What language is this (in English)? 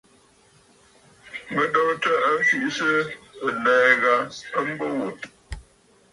Bafut